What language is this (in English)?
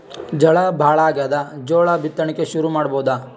Kannada